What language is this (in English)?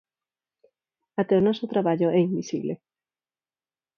Galician